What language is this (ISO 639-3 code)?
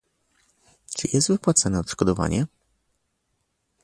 pol